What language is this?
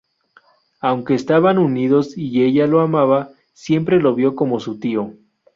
Spanish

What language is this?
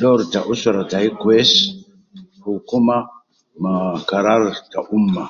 Nubi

